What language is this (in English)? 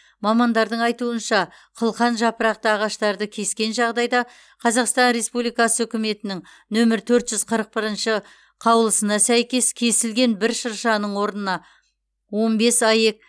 Kazakh